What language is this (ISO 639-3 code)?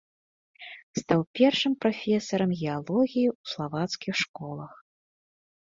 bel